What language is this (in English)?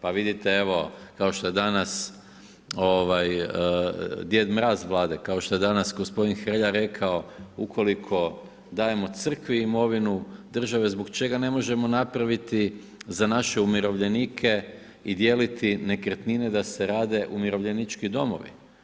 Croatian